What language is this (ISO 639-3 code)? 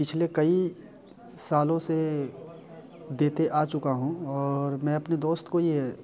hin